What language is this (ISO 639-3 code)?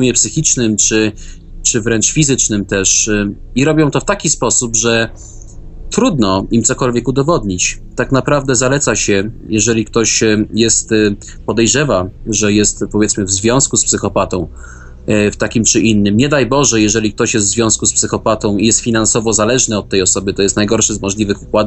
pol